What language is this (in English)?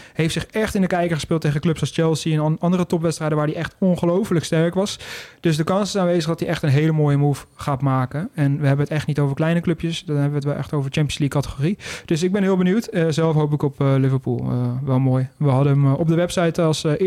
Dutch